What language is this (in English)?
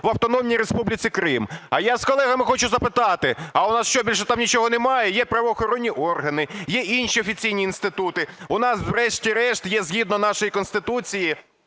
Ukrainian